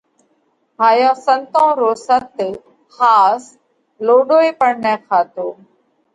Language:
Parkari Koli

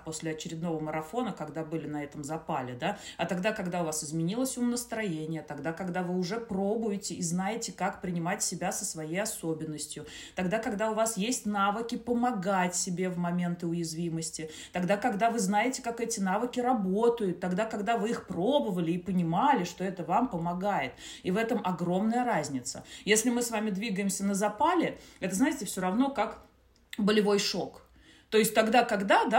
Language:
Russian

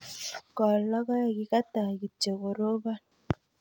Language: Kalenjin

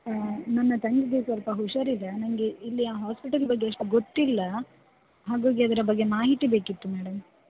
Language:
Kannada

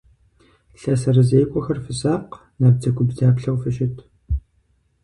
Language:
Kabardian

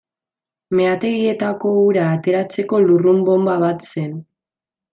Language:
Basque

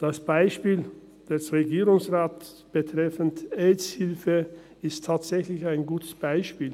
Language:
Swiss German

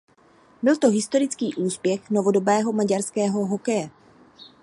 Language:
Czech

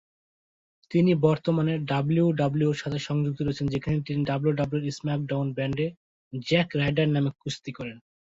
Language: Bangla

